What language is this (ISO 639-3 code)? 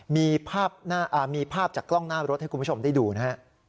tha